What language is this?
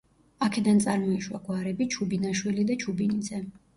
Georgian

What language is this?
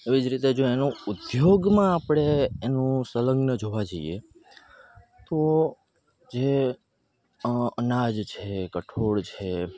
Gujarati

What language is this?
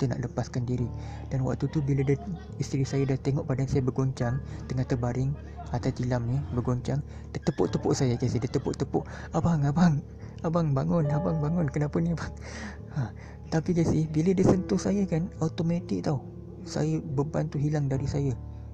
Malay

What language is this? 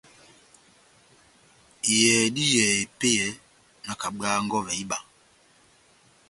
Batanga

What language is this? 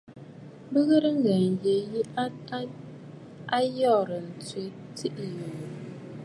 Bafut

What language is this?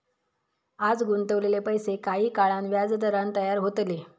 Marathi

